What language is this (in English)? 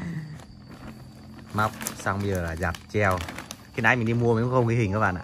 Vietnamese